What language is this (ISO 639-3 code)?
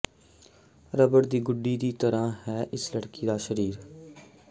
pan